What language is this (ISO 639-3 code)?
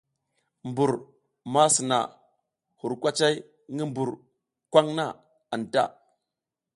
giz